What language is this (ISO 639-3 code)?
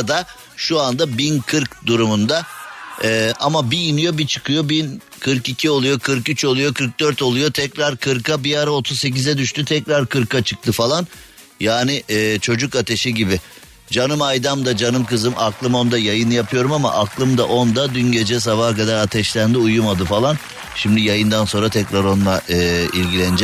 tur